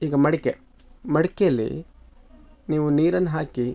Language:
Kannada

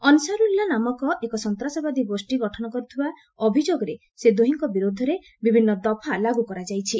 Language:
Odia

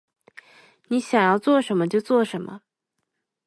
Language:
Chinese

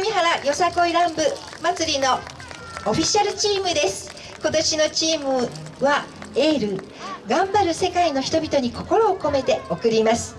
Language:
Japanese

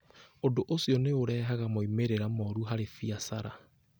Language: Kikuyu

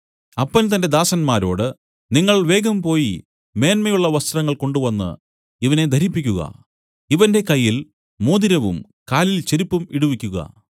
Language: Malayalam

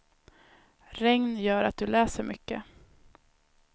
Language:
Swedish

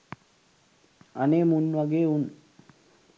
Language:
Sinhala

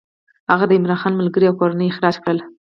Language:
Pashto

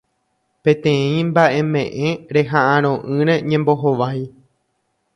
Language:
Guarani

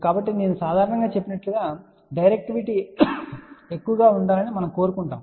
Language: Telugu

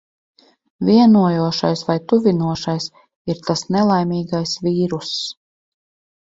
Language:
Latvian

